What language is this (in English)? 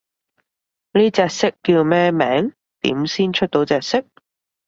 Cantonese